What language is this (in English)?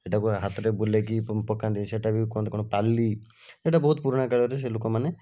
Odia